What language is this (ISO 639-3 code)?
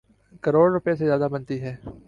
urd